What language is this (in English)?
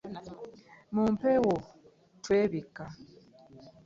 Ganda